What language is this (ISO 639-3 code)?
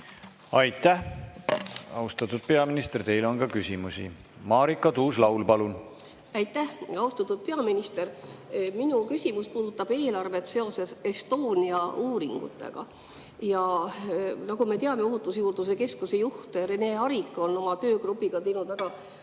est